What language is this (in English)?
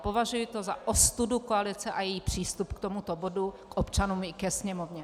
Czech